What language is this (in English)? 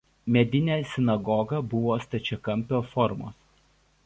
Lithuanian